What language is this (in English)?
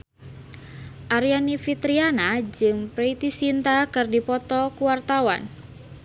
Sundanese